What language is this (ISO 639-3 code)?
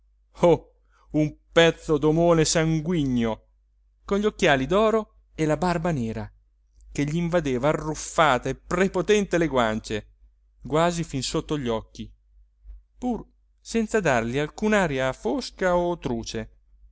ita